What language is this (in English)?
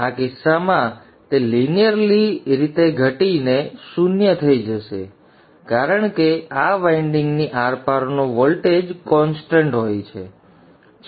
Gujarati